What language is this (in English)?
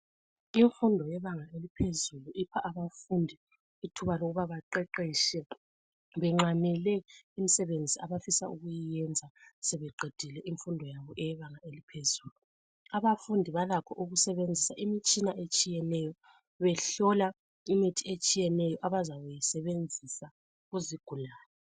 North Ndebele